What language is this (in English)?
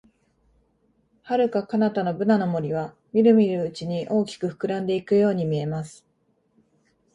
Japanese